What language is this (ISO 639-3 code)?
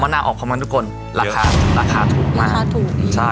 tha